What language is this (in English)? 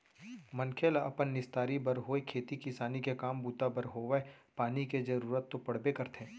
Chhattisgarhi